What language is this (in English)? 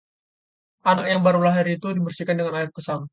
Indonesian